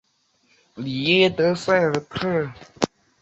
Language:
Chinese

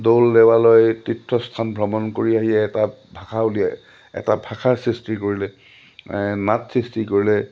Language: Assamese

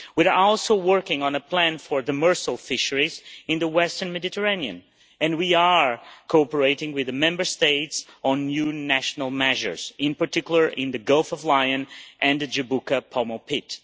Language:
English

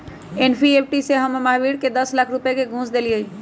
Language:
Magahi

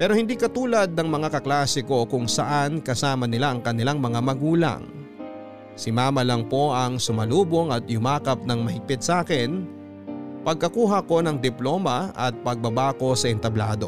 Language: Filipino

